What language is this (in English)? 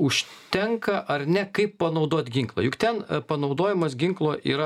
Lithuanian